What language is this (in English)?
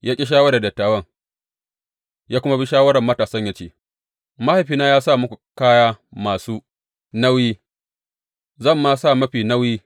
Hausa